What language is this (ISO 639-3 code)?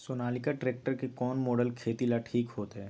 mag